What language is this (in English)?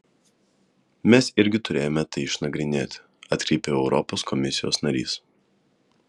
Lithuanian